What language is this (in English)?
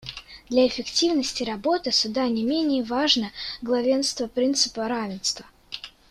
Russian